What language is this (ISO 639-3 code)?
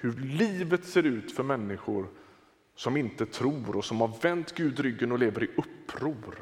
swe